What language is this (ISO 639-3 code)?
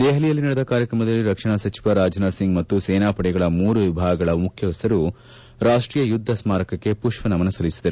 kan